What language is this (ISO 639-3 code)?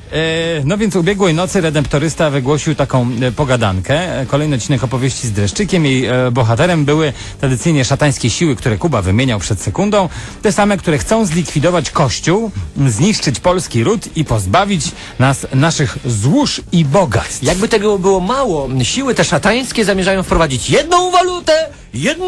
pol